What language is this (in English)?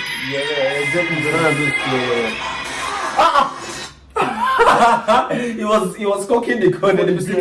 English